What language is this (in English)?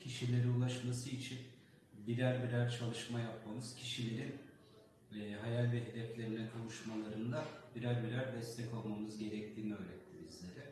Turkish